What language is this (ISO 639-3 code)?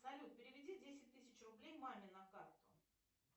rus